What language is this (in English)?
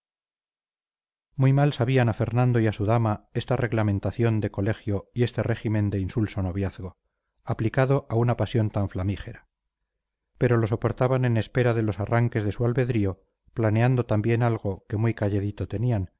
Spanish